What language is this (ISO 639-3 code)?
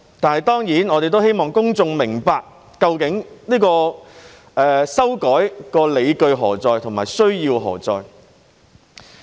yue